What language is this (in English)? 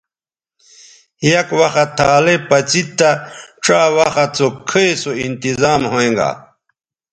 Bateri